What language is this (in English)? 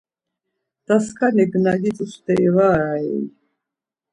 Laz